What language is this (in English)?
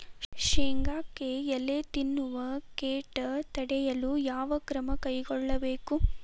Kannada